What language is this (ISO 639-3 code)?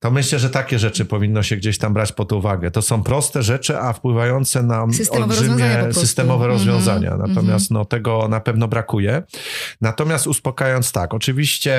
pol